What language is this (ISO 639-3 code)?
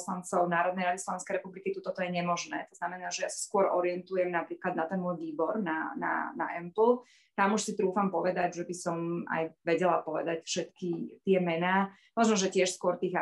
slk